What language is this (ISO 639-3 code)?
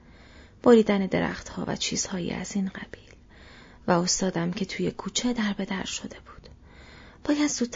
fas